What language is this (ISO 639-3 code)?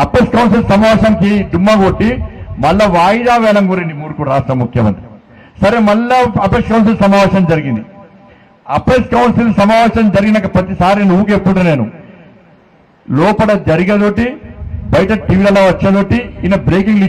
hin